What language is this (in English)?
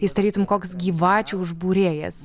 Lithuanian